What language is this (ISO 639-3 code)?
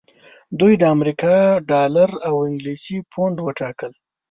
pus